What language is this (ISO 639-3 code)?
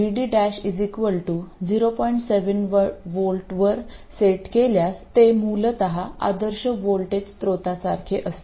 mar